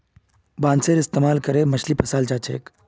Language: Magahi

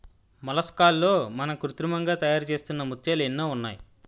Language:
Telugu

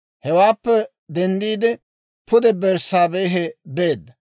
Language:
Dawro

